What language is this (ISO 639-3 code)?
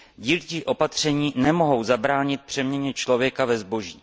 ces